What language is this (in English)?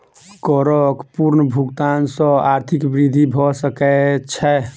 Maithili